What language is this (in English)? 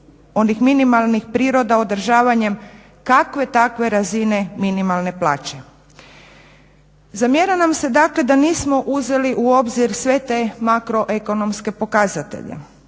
Croatian